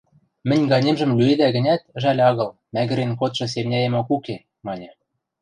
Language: Western Mari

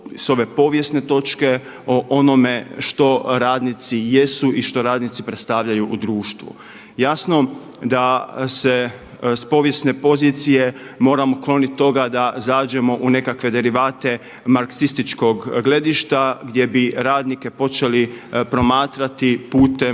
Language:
Croatian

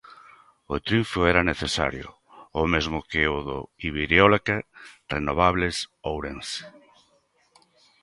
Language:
Galician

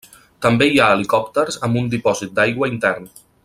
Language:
Catalan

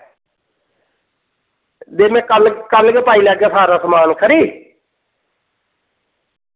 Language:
Dogri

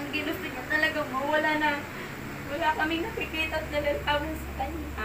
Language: Filipino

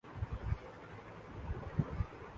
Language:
Urdu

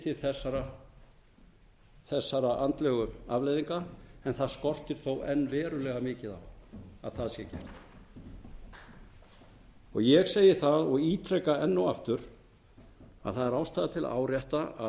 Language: Icelandic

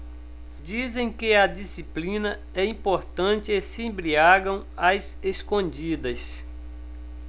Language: Portuguese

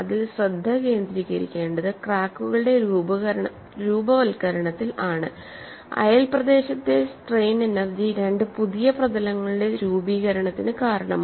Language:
Malayalam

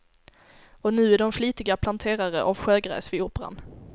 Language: Swedish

